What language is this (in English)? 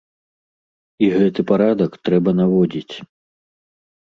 Belarusian